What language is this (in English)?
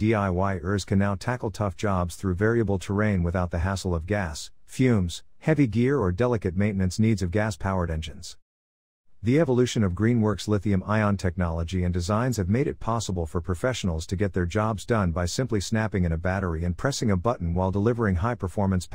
English